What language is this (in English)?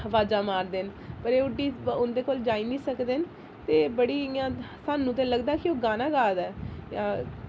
Dogri